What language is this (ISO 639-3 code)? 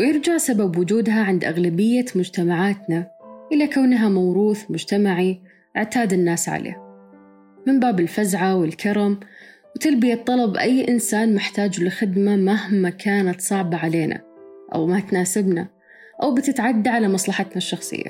ara